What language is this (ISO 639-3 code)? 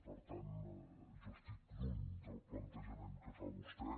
cat